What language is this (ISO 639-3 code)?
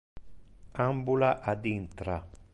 ina